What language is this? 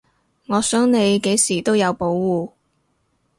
Cantonese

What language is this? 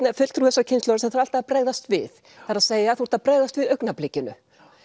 Icelandic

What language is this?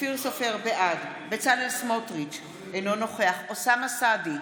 Hebrew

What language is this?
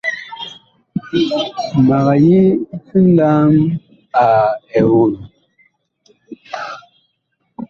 Bakoko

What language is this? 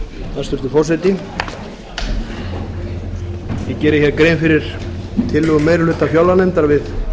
Icelandic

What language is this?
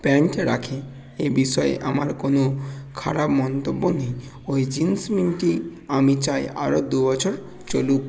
Bangla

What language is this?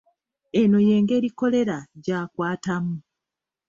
Ganda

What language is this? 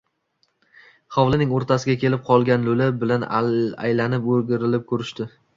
Uzbek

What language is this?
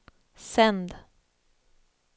Swedish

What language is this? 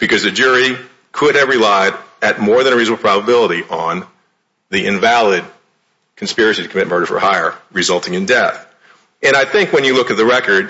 English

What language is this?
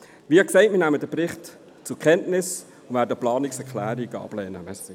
Swiss German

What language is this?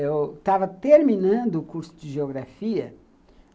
Portuguese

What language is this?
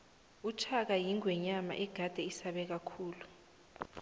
South Ndebele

